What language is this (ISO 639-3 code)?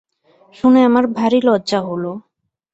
ben